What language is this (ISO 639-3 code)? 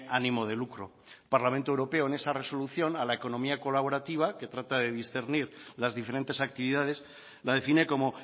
spa